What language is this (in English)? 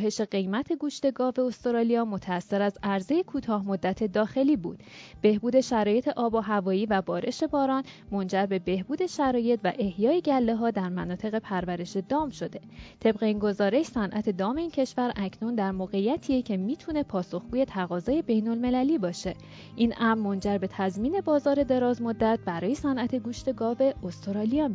Persian